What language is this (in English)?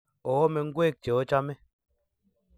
Kalenjin